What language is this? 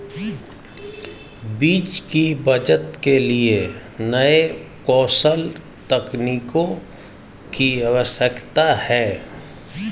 Hindi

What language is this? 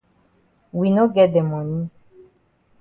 Cameroon Pidgin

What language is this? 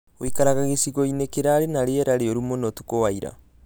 Kikuyu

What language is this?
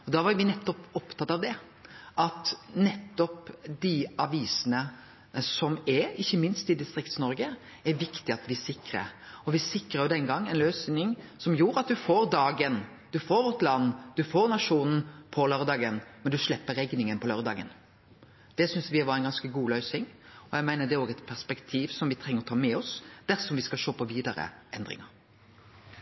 Norwegian Nynorsk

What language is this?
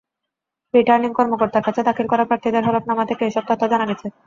Bangla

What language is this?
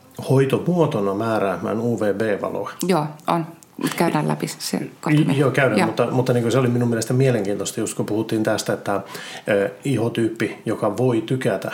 Finnish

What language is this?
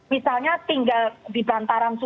Indonesian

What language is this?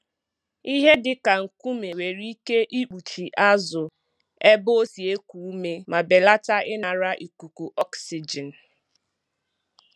Igbo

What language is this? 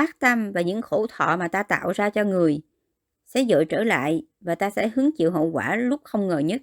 Vietnamese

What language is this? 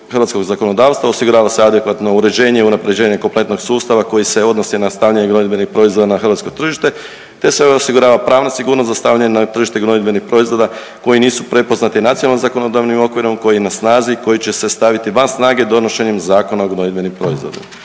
Croatian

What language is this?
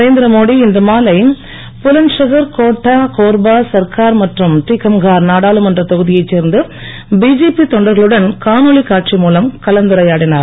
Tamil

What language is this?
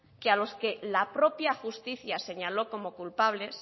Spanish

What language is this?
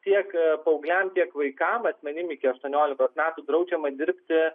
Lithuanian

